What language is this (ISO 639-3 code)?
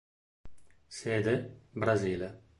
ita